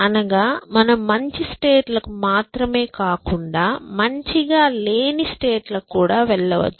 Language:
Telugu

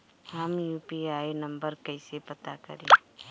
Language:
Bhojpuri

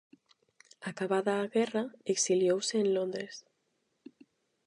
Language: Galician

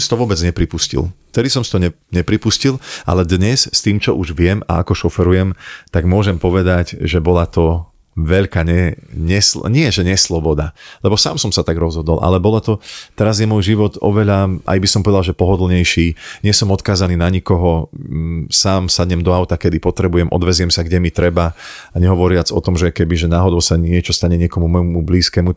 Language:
Slovak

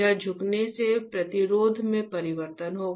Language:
Hindi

